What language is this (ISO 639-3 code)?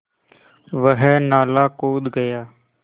hin